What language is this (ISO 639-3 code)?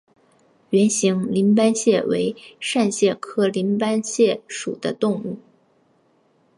zho